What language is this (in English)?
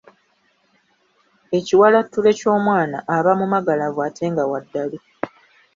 Ganda